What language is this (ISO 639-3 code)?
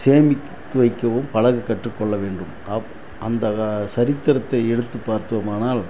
tam